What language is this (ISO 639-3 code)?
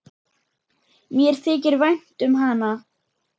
isl